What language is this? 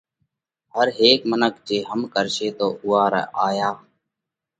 Parkari Koli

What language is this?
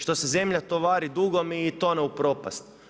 Croatian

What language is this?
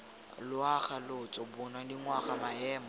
Tswana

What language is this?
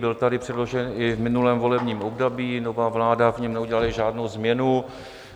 Czech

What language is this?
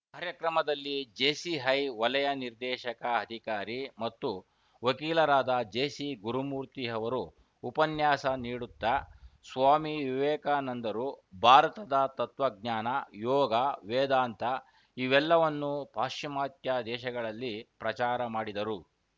Kannada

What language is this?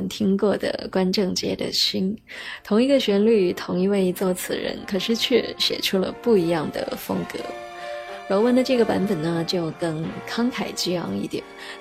Chinese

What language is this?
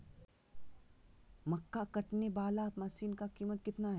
Magahi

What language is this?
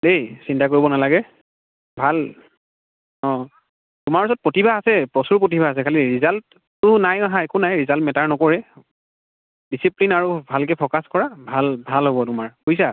Assamese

